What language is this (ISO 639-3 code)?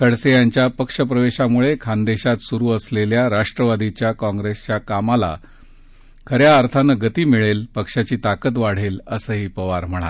mar